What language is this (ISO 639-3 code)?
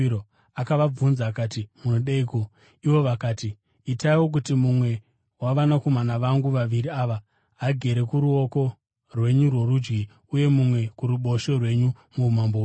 sna